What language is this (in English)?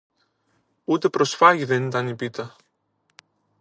Greek